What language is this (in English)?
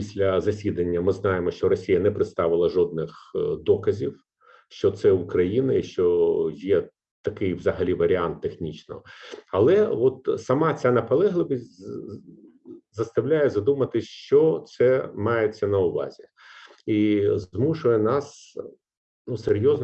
Ukrainian